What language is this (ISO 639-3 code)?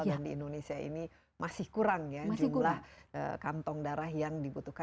ind